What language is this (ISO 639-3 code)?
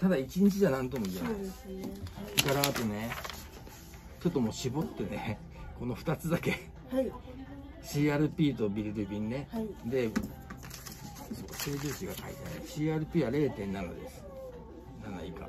jpn